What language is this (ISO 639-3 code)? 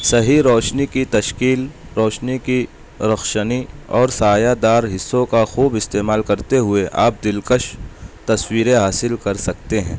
urd